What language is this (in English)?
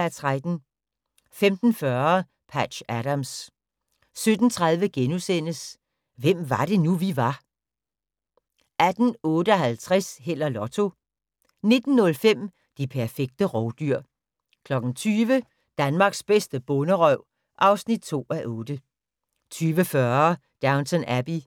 Danish